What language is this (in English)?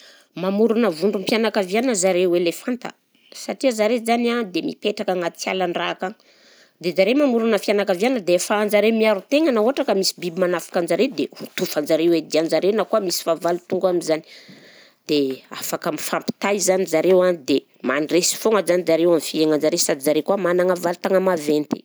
Southern Betsimisaraka Malagasy